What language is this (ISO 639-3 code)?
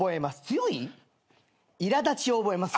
jpn